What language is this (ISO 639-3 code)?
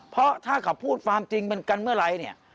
tha